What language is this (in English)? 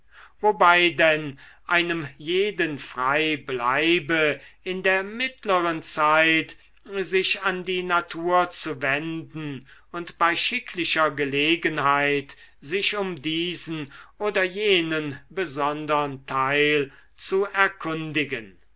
German